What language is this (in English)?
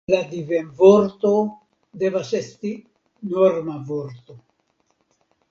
Esperanto